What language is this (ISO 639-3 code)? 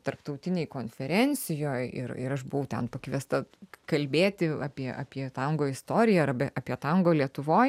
lit